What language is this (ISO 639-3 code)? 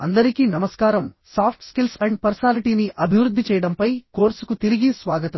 tel